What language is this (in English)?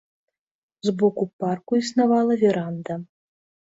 Belarusian